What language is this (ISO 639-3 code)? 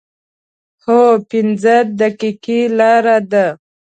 pus